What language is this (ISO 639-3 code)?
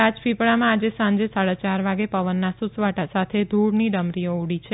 guj